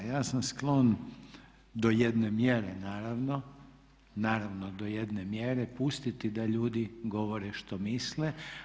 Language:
Croatian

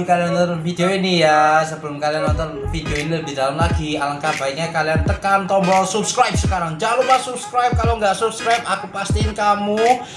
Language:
Indonesian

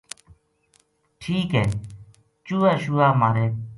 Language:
Gujari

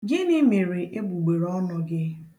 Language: Igbo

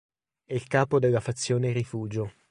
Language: Italian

